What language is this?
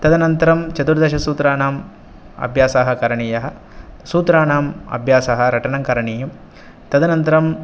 Sanskrit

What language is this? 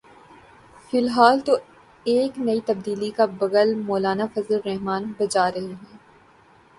Urdu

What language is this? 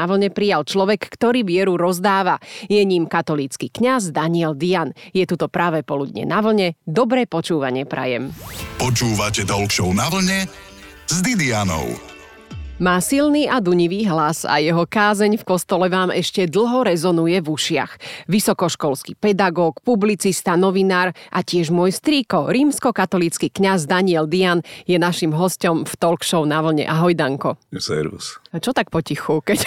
Slovak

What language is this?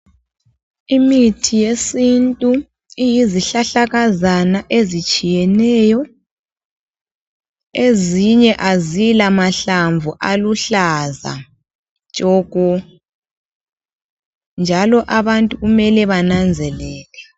North Ndebele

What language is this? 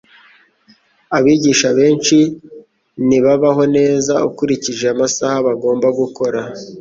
Kinyarwanda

